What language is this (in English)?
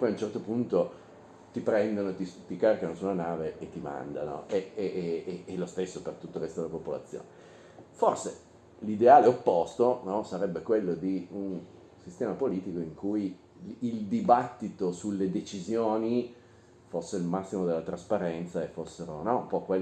Italian